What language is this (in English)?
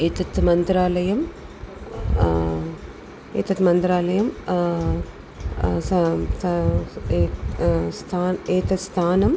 Sanskrit